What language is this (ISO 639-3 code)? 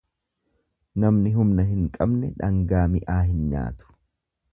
orm